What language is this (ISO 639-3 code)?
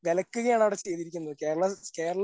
mal